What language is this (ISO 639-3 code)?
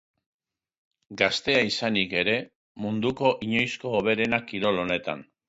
eus